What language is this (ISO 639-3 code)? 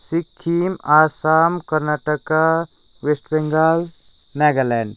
nep